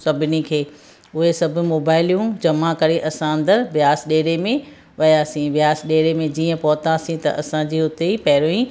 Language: Sindhi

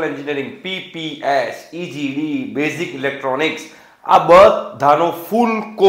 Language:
Hindi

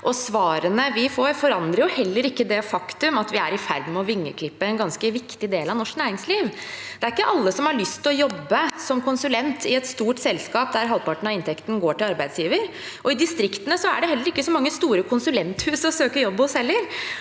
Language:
Norwegian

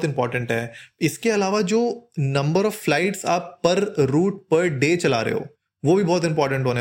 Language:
Hindi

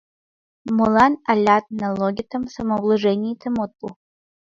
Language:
Mari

